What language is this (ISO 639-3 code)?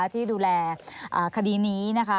tha